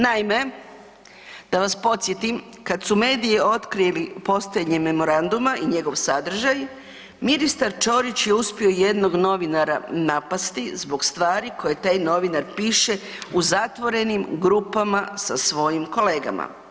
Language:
Croatian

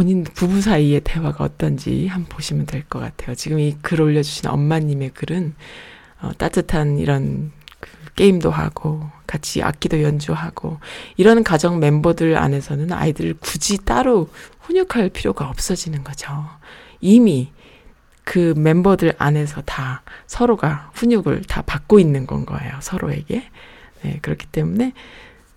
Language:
Korean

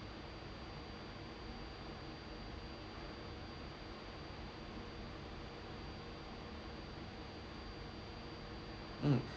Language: English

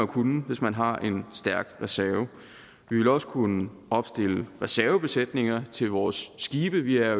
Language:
Danish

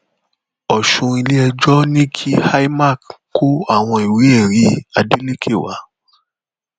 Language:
Yoruba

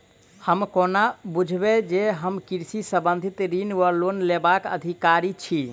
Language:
Maithili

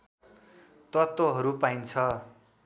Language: Nepali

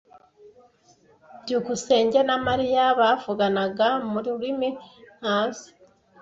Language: Kinyarwanda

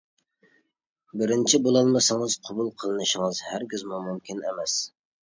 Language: Uyghur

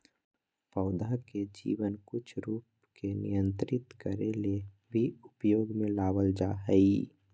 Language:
Magahi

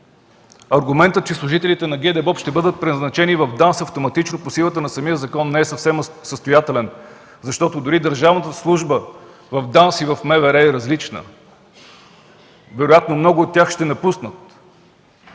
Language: Bulgarian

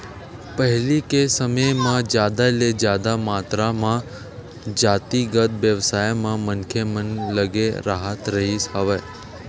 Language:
Chhattisgarhi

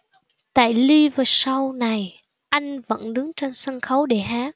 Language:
Vietnamese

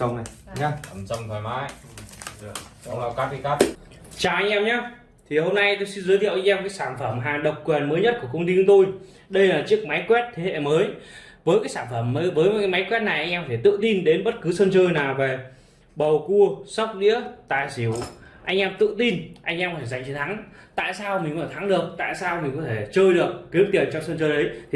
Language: Vietnamese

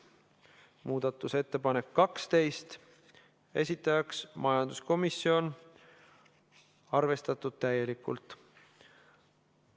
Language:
Estonian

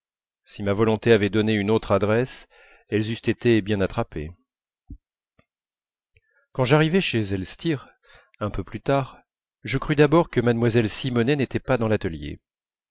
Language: French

